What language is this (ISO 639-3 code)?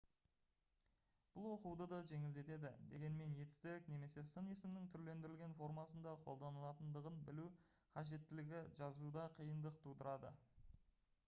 kaz